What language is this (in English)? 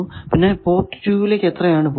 Malayalam